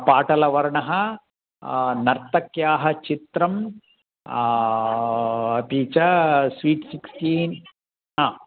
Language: Sanskrit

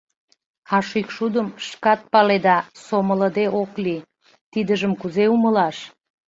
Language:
Mari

